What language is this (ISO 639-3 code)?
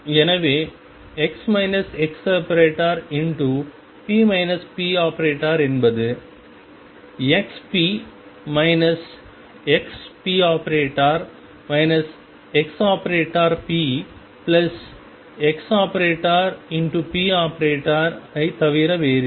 tam